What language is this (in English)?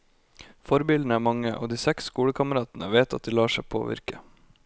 Norwegian